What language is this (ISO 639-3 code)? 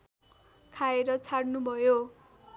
nep